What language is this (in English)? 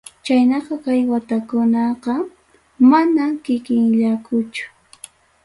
Ayacucho Quechua